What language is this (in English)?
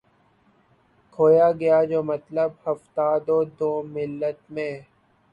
Urdu